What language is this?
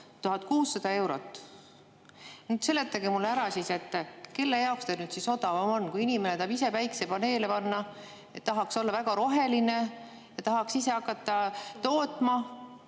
Estonian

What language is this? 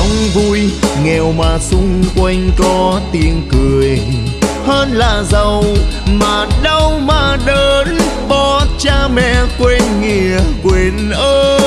Vietnamese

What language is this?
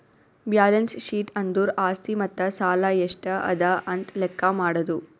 Kannada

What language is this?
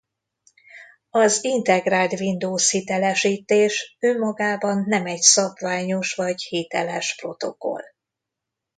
Hungarian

